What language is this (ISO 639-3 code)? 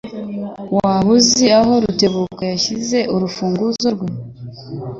kin